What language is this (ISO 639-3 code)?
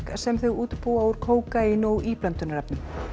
isl